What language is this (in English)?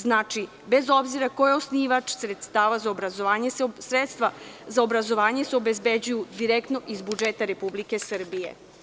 Serbian